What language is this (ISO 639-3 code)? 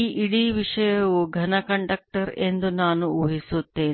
kan